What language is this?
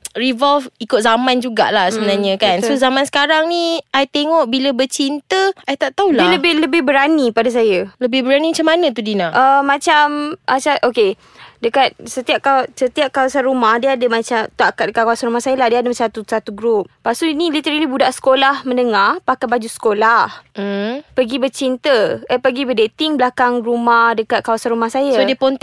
Malay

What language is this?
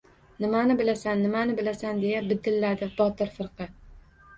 Uzbek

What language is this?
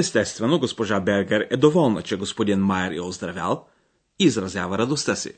Bulgarian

